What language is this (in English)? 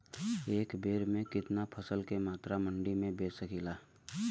Bhojpuri